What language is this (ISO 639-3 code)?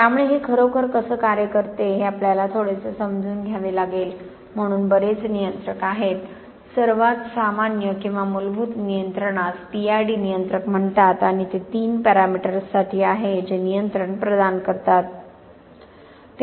mar